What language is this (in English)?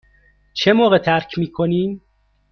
Persian